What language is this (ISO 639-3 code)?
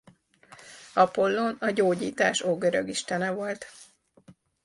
hun